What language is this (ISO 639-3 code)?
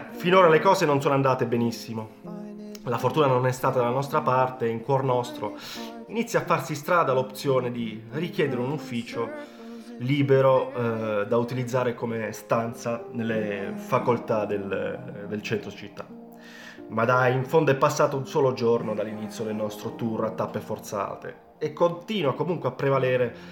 ita